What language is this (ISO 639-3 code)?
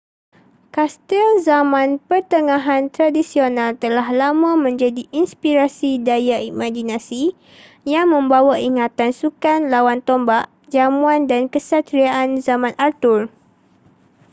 msa